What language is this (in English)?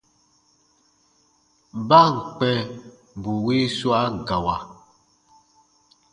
Baatonum